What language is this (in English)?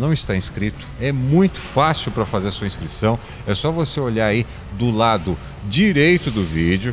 Portuguese